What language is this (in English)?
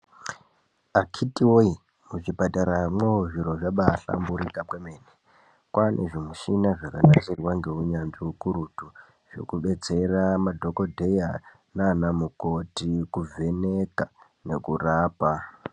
Ndau